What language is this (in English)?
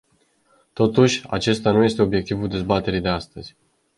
Romanian